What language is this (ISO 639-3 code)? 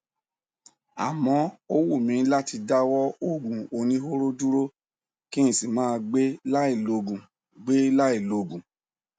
yor